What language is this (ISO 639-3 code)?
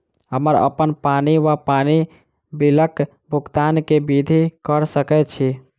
mai